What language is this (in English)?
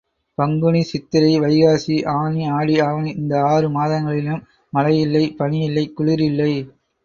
Tamil